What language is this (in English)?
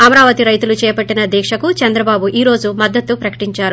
Telugu